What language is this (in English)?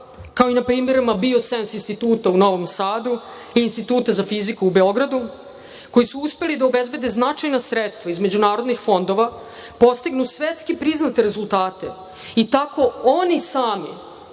Serbian